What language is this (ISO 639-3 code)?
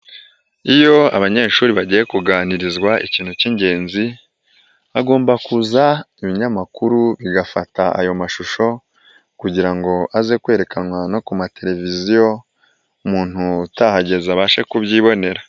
kin